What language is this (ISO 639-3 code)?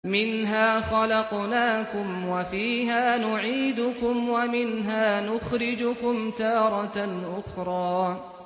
ara